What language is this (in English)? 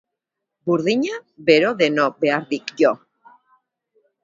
Basque